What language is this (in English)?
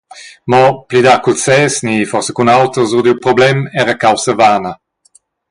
Romansh